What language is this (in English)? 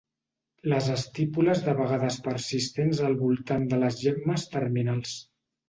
Catalan